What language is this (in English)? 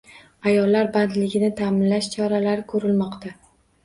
Uzbek